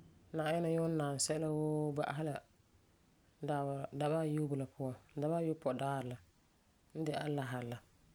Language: Frafra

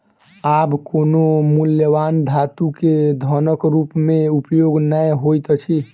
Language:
Maithili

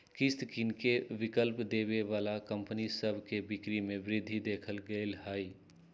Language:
Magahi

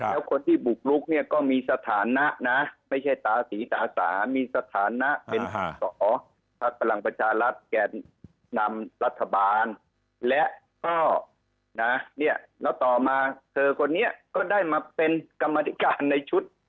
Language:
Thai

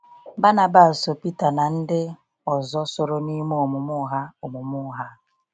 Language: Igbo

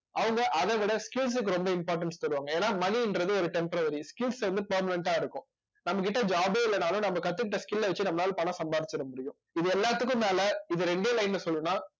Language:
Tamil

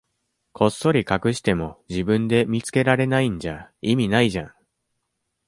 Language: Japanese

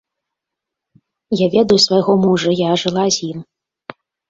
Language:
Belarusian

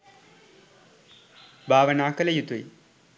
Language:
Sinhala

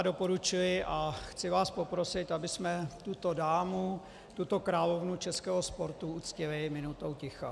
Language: Czech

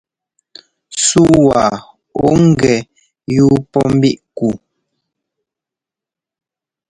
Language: Ngomba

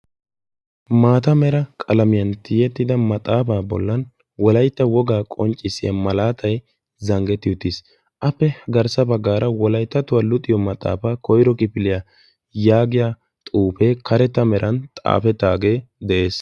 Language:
Wolaytta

